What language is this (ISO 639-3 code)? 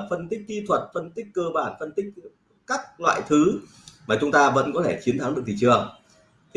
vie